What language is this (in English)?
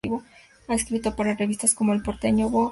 Spanish